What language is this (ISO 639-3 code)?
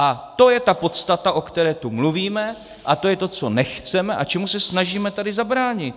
ces